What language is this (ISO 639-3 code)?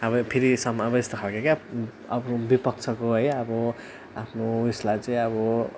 nep